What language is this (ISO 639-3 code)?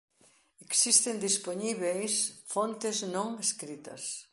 glg